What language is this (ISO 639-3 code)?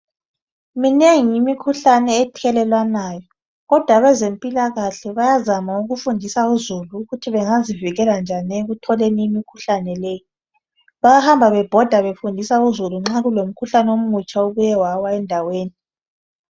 nde